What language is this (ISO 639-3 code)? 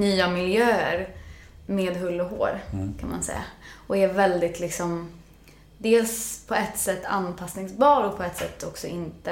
swe